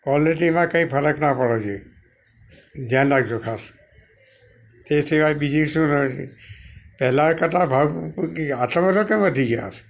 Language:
Gujarati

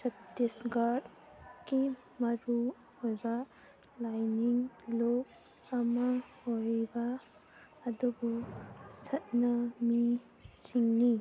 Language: Manipuri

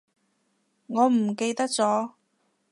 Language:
Cantonese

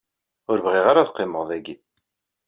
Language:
Kabyle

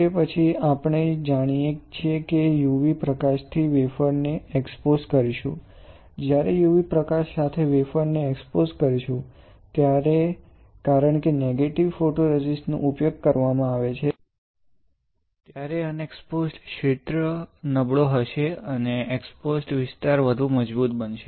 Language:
Gujarati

